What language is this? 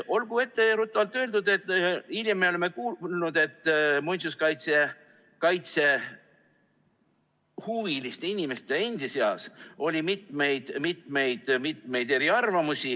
Estonian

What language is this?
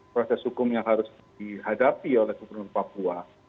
Indonesian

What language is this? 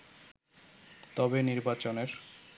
Bangla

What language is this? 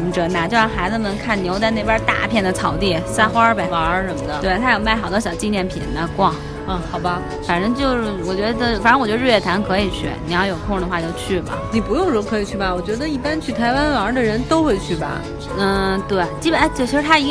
Chinese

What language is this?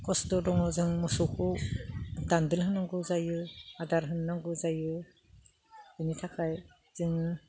Bodo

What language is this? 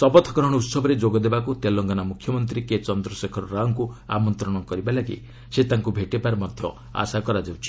Odia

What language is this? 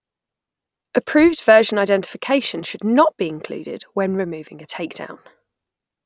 English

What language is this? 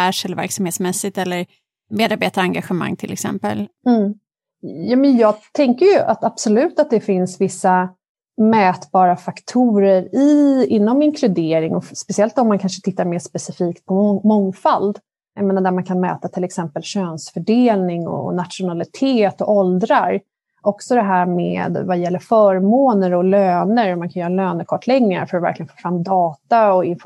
Swedish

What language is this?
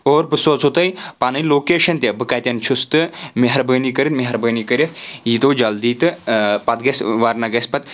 Kashmiri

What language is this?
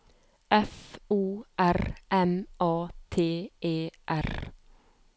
Norwegian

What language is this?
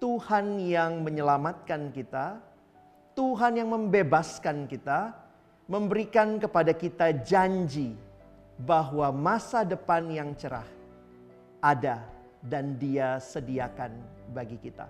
Indonesian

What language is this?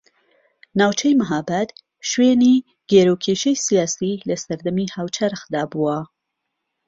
Central Kurdish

